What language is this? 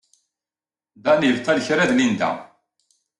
Kabyle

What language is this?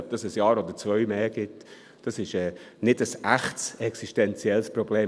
Swiss German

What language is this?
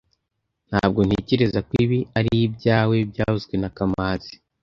Kinyarwanda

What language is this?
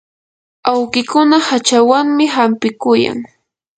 Yanahuanca Pasco Quechua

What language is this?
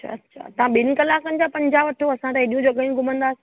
Sindhi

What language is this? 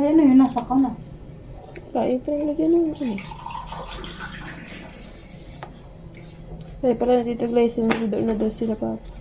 Filipino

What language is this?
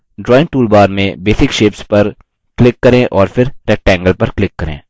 Hindi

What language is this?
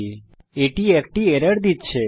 Bangla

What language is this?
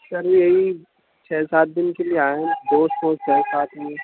Urdu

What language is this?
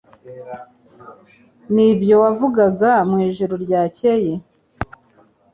Kinyarwanda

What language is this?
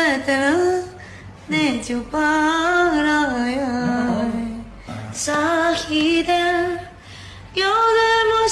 Indonesian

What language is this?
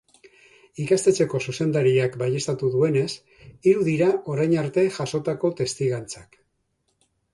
Basque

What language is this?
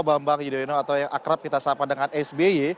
Indonesian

